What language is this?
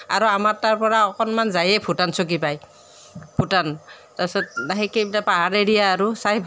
Assamese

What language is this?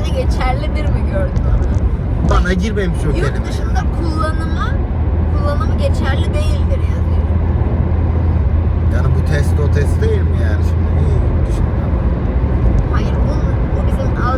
Turkish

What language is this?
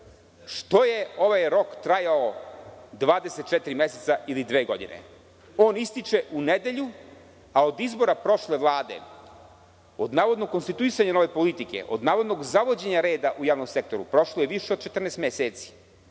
Serbian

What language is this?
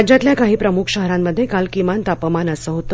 Marathi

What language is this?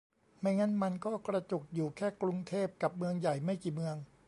Thai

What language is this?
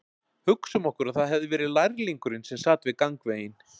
Icelandic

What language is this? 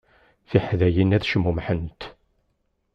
Kabyle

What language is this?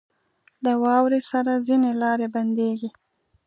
Pashto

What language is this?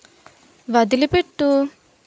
Telugu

